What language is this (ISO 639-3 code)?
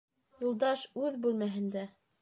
bak